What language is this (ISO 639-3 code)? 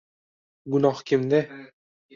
uzb